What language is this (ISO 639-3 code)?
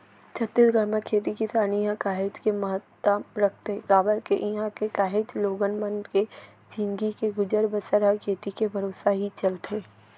hne